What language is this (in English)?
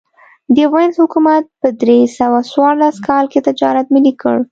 Pashto